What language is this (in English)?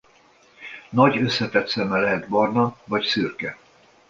Hungarian